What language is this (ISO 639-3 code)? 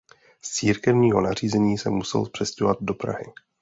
ces